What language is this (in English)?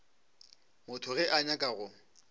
Northern Sotho